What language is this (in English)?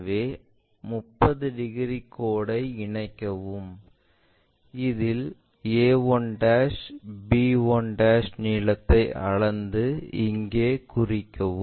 Tamil